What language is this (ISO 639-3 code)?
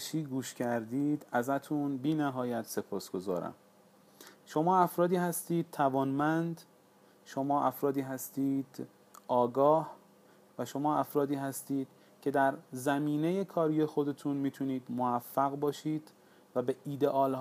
fas